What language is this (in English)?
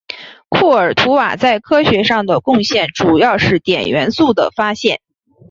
Chinese